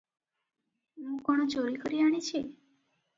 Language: Odia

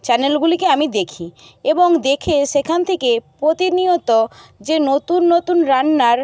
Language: Bangla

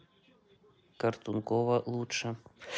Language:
Russian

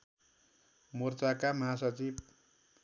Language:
Nepali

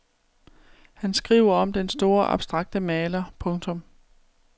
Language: Danish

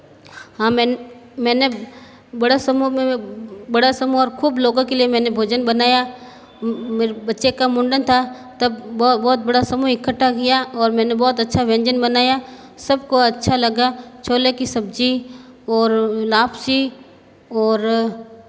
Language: Hindi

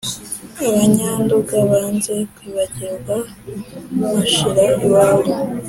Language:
Kinyarwanda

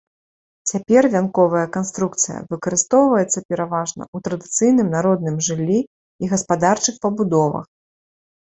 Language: Belarusian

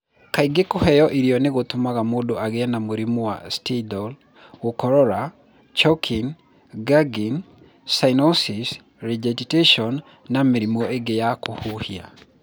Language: Kikuyu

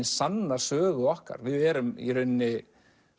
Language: Icelandic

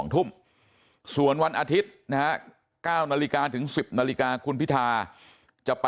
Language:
Thai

